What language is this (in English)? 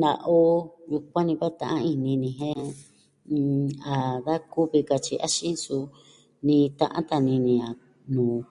Southwestern Tlaxiaco Mixtec